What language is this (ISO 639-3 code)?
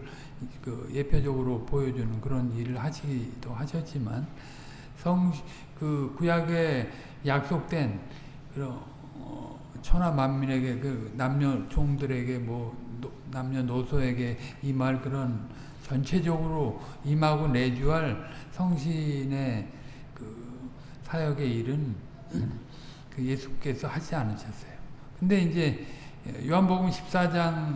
kor